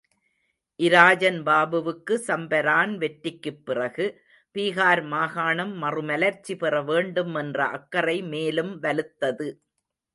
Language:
Tamil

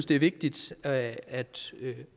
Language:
Danish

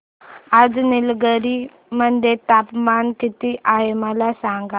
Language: Marathi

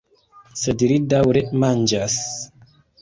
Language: Esperanto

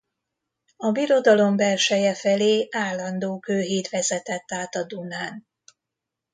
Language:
Hungarian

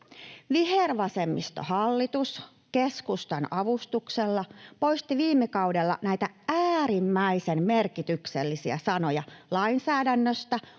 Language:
Finnish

